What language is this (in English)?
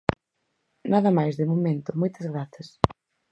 Galician